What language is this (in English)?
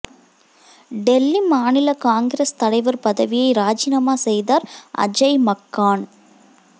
Tamil